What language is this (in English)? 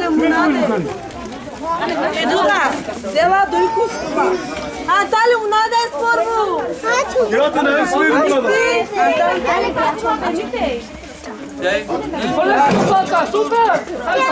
Romanian